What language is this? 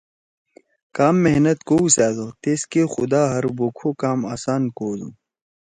Torwali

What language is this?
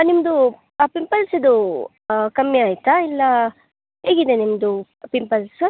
Kannada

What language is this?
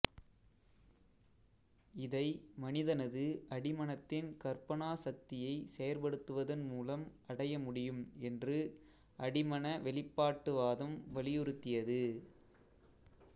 Tamil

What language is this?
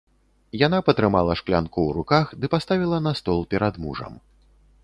Belarusian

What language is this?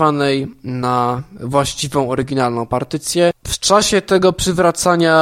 Polish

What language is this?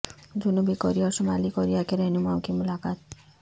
Urdu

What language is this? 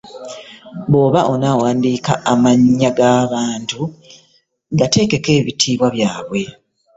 Ganda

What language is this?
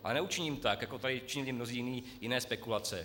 Czech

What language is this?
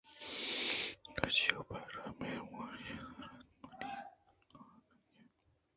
Eastern Balochi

